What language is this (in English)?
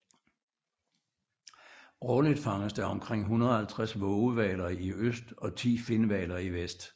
Danish